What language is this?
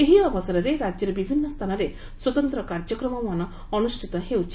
Odia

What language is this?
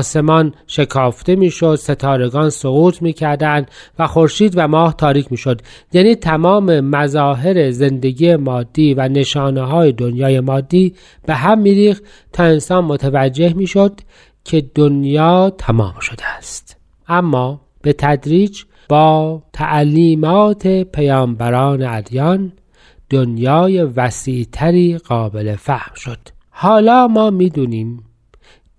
Persian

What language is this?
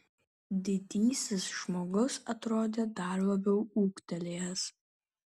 Lithuanian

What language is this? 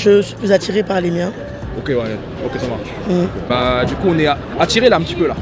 French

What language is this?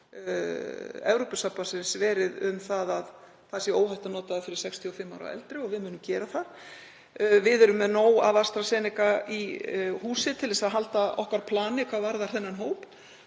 Icelandic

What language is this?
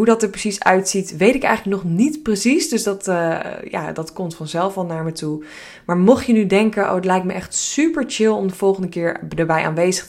Dutch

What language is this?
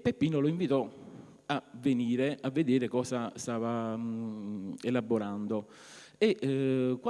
Italian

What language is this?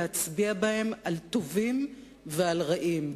Hebrew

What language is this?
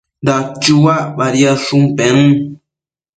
Matsés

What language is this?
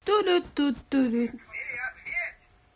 Russian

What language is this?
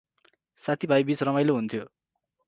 Nepali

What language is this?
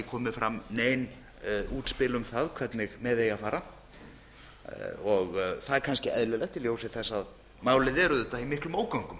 Icelandic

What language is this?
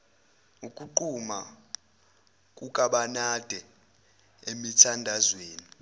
Zulu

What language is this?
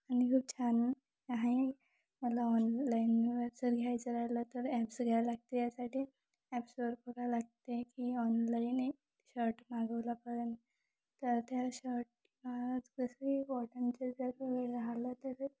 Marathi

